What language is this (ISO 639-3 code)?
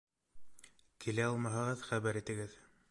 bak